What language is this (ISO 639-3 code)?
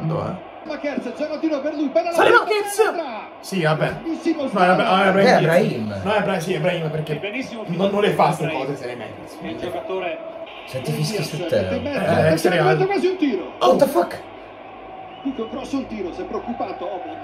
ita